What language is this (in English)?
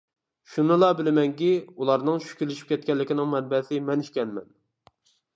Uyghur